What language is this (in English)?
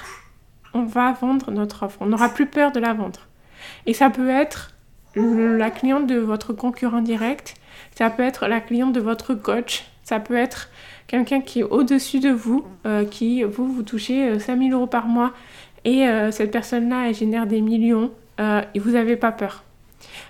French